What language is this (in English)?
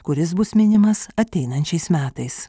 Lithuanian